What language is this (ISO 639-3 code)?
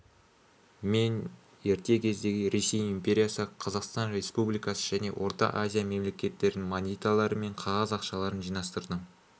kaz